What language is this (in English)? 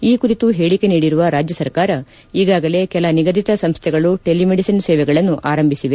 Kannada